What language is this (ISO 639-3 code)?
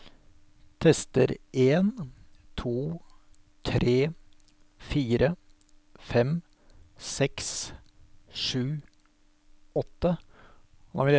nor